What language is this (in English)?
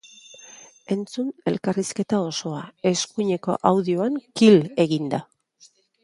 Basque